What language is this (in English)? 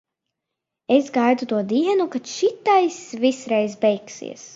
Latvian